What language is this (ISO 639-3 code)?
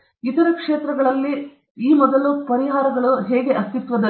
kan